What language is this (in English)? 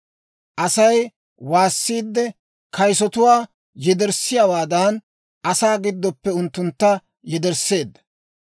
Dawro